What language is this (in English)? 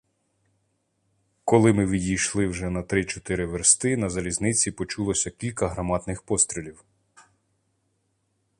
Ukrainian